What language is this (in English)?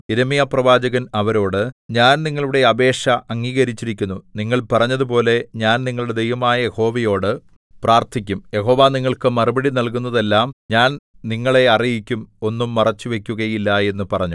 Malayalam